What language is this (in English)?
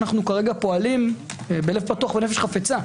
Hebrew